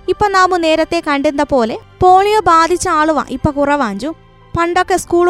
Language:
Malayalam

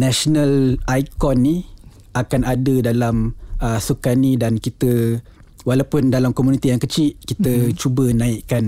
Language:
Malay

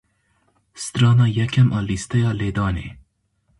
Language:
Kurdish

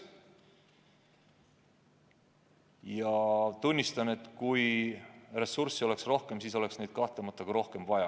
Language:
Estonian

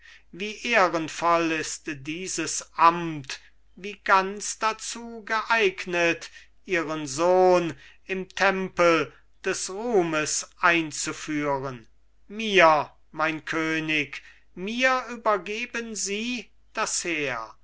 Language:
German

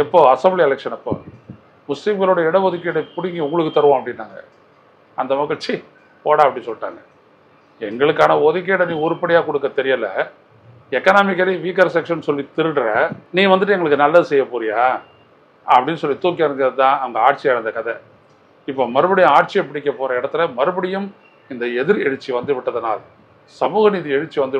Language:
Tamil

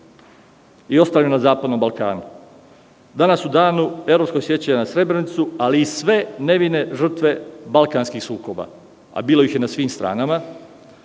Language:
Serbian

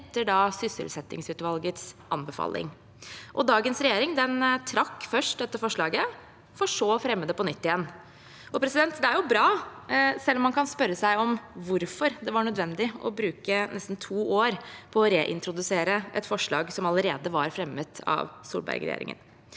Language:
Norwegian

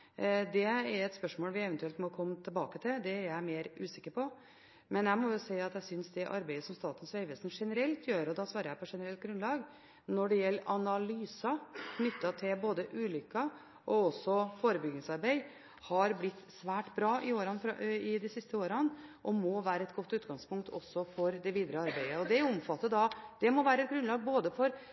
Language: Norwegian Bokmål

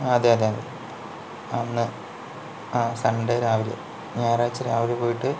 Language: Malayalam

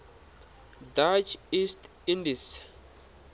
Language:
Tsonga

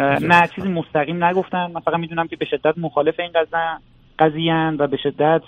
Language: Persian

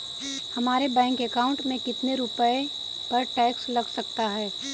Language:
Hindi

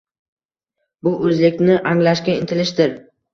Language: Uzbek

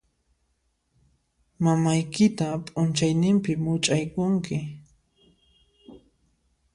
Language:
Puno Quechua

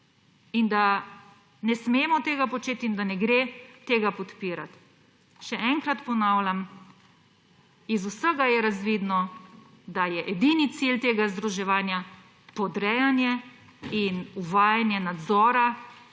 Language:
Slovenian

